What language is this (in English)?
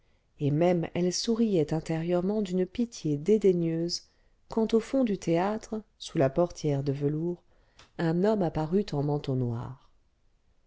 French